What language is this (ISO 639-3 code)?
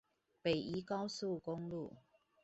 zho